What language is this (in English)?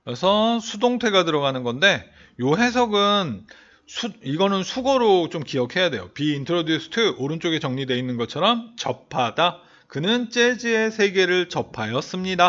Korean